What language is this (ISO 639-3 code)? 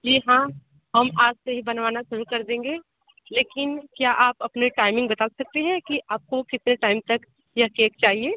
hin